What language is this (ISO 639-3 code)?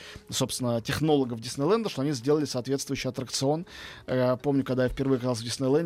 rus